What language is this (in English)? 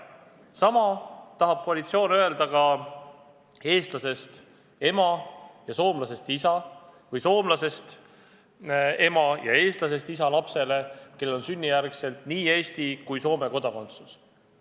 Estonian